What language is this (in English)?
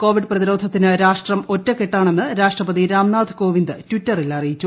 Malayalam